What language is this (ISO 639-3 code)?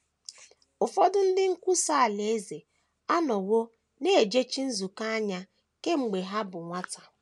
ibo